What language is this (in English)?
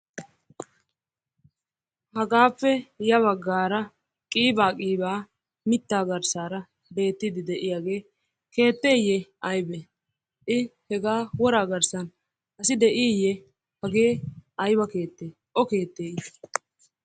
Wolaytta